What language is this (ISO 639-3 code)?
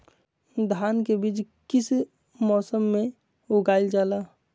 mag